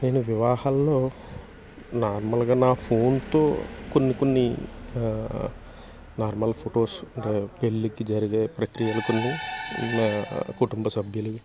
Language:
Telugu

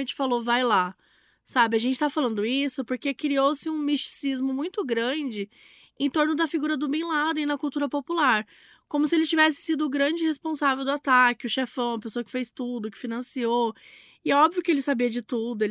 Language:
Portuguese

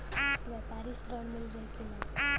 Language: Bhojpuri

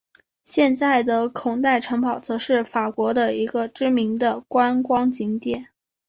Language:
Chinese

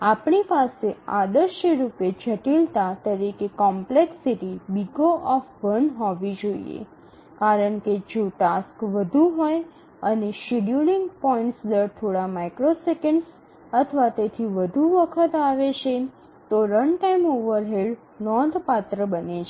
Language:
Gujarati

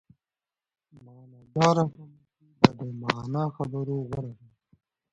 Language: Pashto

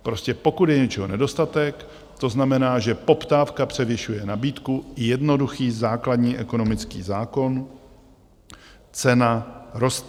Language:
Czech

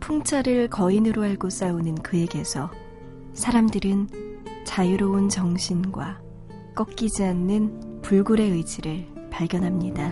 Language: Korean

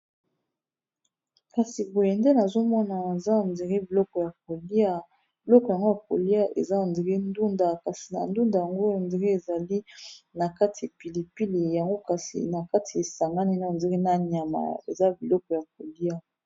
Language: Lingala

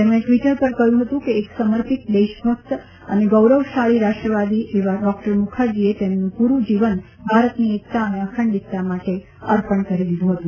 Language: Gujarati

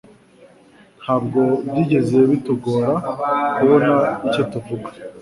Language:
Kinyarwanda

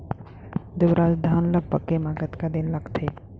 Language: Chhattisgarhi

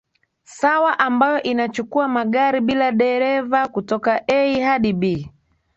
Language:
Swahili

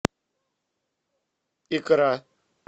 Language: Russian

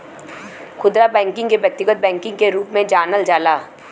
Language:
Bhojpuri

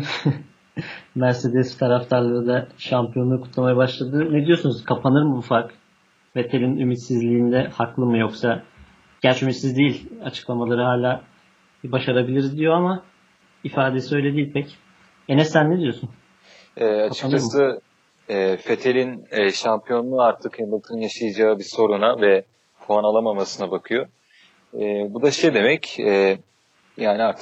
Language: Turkish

